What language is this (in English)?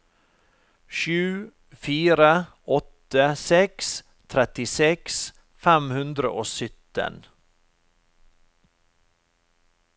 Norwegian